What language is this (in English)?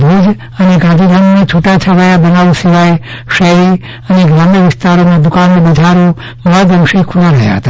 Gujarati